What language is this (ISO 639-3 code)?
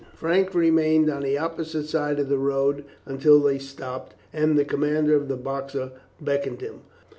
eng